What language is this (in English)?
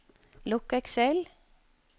Norwegian